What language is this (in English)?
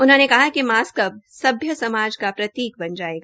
Hindi